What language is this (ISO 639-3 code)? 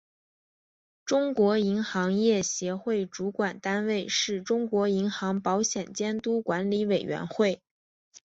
zho